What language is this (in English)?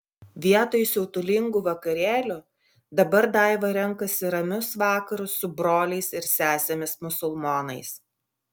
Lithuanian